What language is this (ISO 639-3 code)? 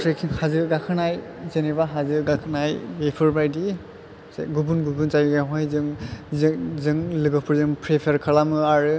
brx